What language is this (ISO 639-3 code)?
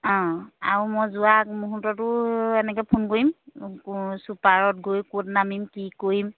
asm